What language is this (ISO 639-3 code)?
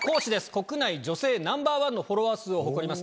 jpn